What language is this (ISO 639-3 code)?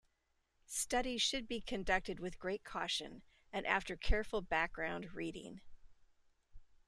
eng